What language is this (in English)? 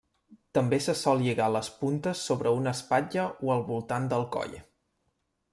Catalan